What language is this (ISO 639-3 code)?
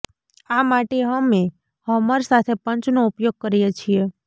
guj